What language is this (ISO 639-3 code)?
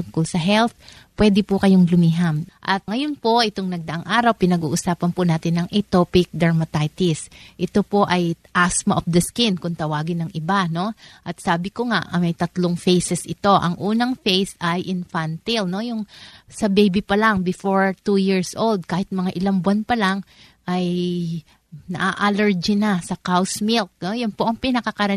fil